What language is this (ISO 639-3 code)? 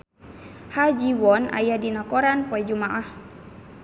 sun